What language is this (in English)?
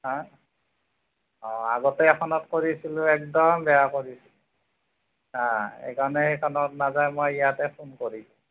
Assamese